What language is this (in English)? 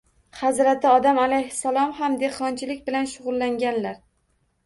Uzbek